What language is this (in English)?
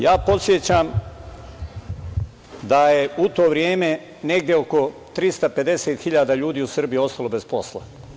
Serbian